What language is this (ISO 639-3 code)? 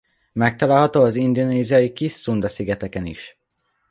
hun